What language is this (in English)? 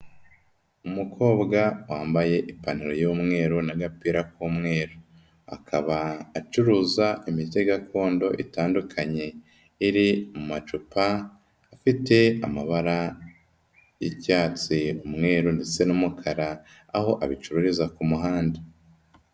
Kinyarwanda